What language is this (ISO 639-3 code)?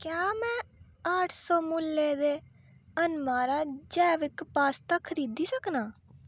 doi